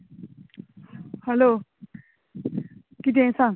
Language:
Konkani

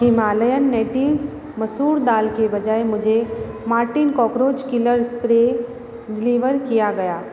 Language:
Hindi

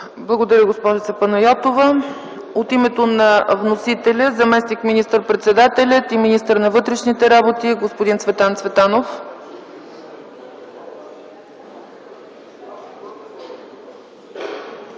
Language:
Bulgarian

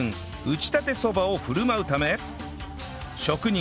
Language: Japanese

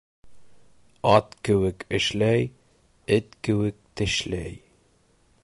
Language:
Bashkir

